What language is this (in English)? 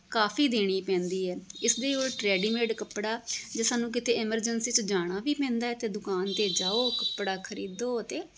Punjabi